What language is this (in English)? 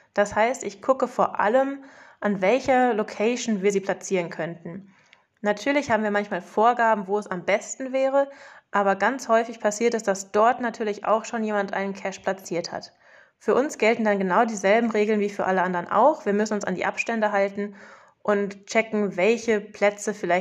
German